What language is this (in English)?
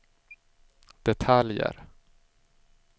Swedish